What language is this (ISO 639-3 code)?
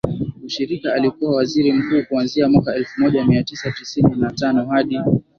swa